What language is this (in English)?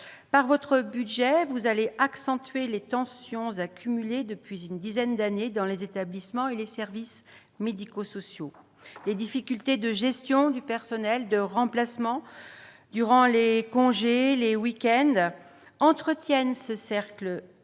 French